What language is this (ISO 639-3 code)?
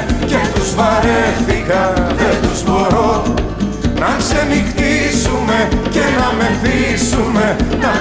ell